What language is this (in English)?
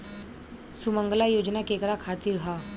Bhojpuri